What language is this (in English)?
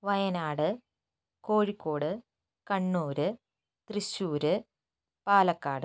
Malayalam